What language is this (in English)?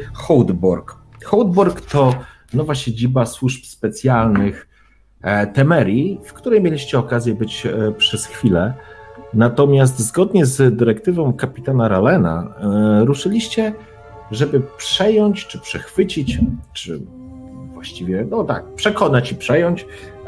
Polish